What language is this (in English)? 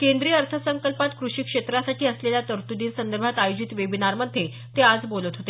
Marathi